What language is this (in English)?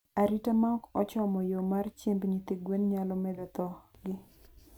Luo (Kenya and Tanzania)